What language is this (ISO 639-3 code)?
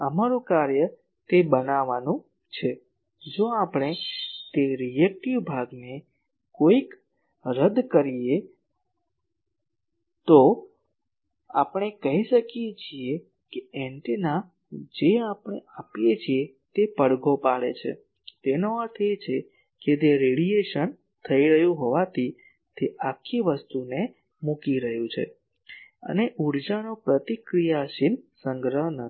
guj